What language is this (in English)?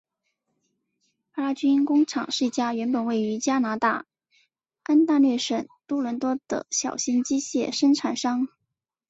Chinese